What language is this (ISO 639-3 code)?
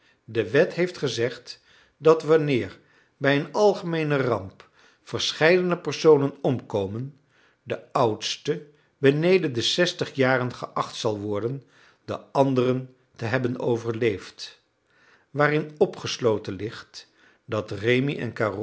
nld